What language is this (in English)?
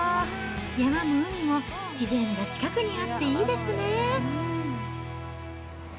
Japanese